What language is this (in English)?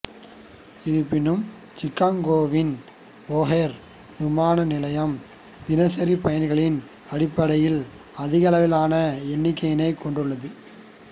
Tamil